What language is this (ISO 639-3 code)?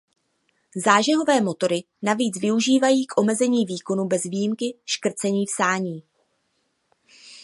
ces